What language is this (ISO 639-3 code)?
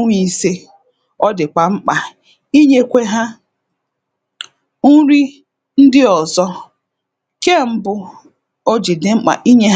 ibo